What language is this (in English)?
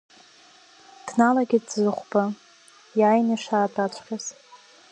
Abkhazian